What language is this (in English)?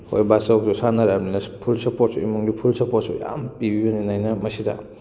Manipuri